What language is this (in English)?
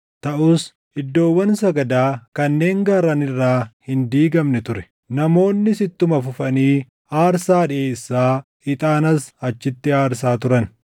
Oromo